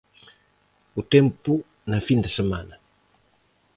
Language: Galician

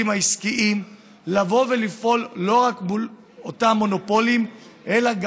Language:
Hebrew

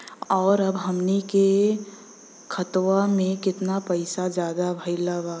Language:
Bhojpuri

